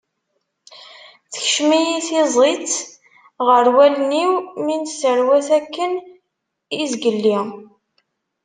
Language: Kabyle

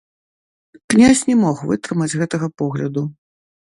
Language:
Belarusian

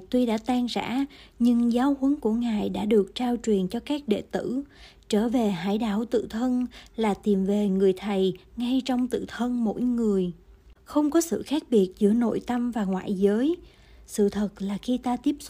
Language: Vietnamese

